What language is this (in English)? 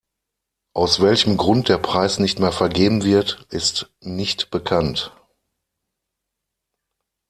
German